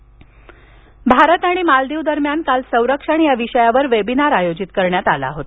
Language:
Marathi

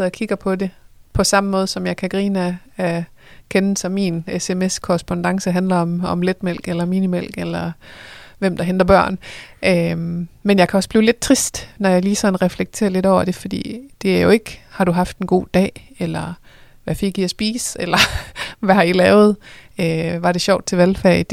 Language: Danish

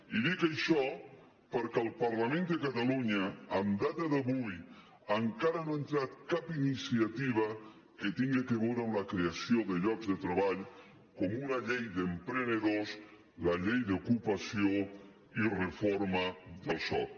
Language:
Catalan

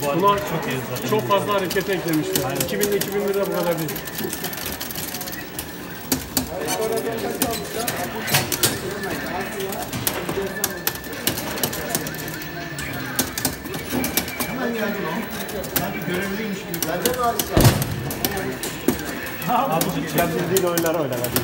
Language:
Turkish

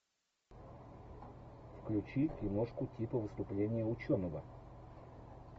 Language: Russian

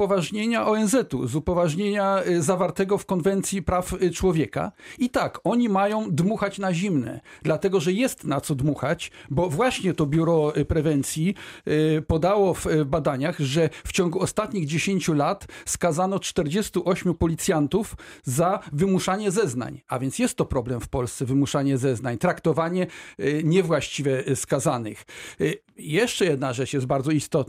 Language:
Polish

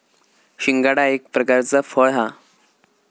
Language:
Marathi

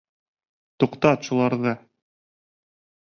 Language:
Bashkir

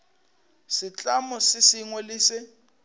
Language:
Northern Sotho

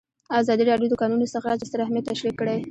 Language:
Pashto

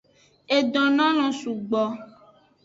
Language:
Aja (Benin)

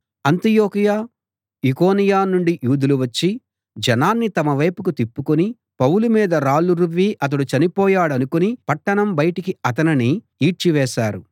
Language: Telugu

